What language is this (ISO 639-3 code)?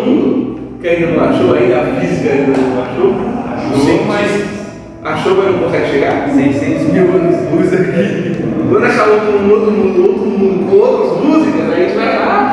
por